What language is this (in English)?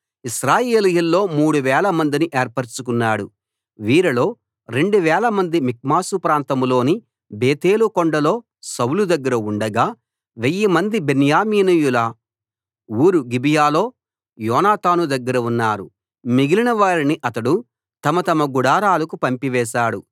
Telugu